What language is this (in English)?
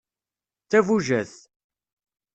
Kabyle